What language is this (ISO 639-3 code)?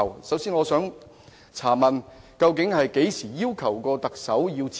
yue